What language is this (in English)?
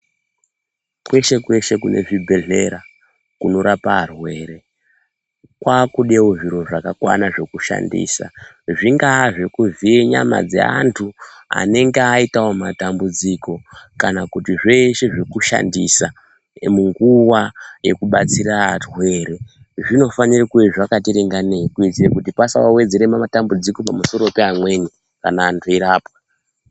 Ndau